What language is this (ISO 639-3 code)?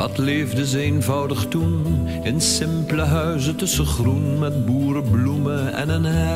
nld